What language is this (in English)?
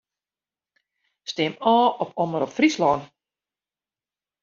Western Frisian